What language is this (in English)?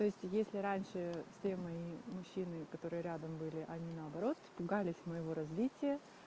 Russian